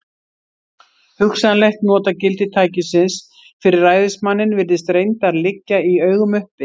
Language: Icelandic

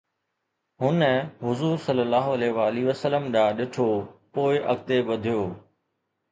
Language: Sindhi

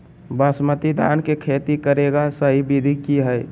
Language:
Magahi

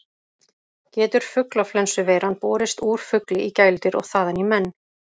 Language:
Icelandic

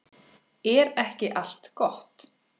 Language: Icelandic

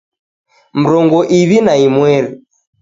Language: Taita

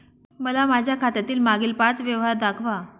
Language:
Marathi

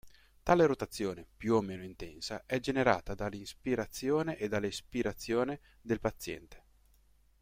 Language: Italian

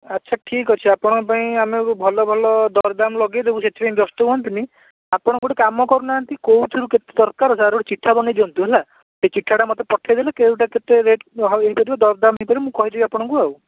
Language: Odia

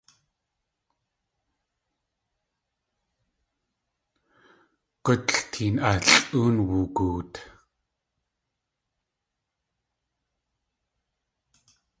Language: Tlingit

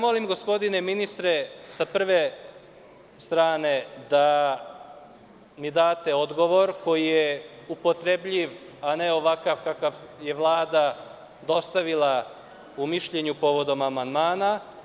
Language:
Serbian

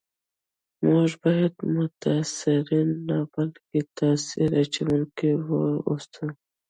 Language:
Pashto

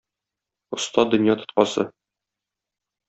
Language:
Tatar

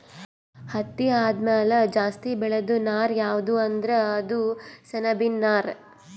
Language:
Kannada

